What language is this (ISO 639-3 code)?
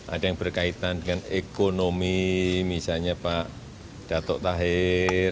ind